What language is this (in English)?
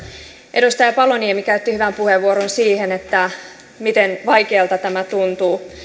Finnish